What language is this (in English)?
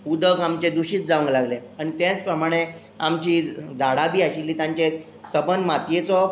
Konkani